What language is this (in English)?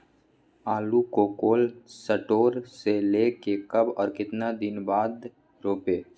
Magahi